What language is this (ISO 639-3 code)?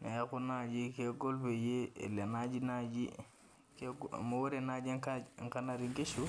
mas